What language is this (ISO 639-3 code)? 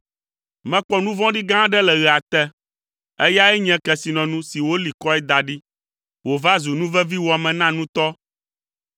ewe